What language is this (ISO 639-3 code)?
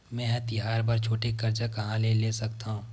hne